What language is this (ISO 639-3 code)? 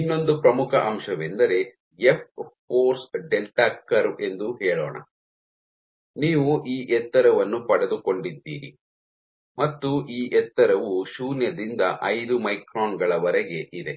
kan